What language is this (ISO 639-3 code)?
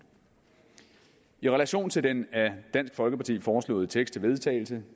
dan